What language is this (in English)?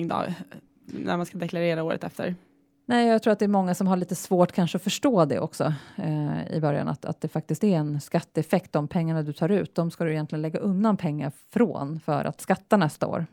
Swedish